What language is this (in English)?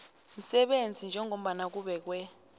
South Ndebele